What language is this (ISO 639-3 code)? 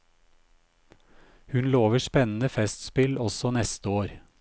nor